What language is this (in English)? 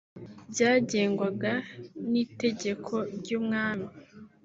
Kinyarwanda